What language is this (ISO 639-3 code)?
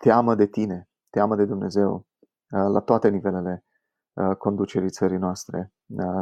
ron